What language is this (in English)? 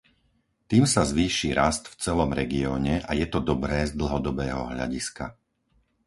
Slovak